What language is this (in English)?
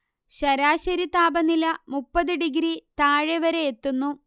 Malayalam